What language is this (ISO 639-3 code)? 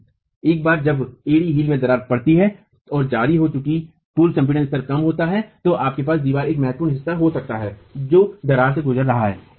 hin